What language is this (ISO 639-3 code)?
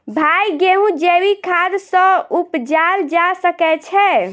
mai